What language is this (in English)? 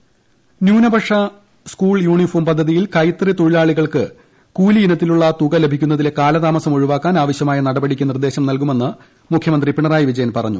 Malayalam